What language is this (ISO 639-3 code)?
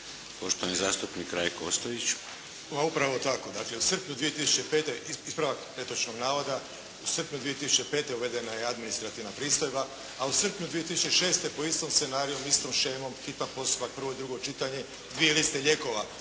hrv